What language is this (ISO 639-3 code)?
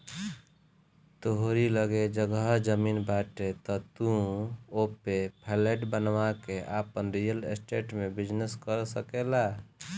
bho